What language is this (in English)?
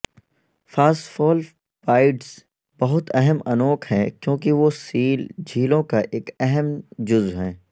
Urdu